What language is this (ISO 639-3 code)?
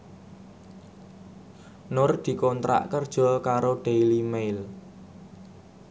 jav